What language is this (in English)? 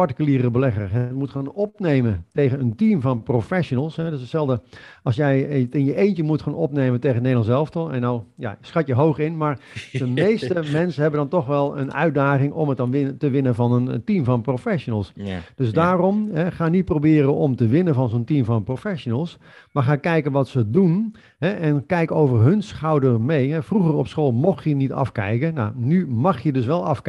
Dutch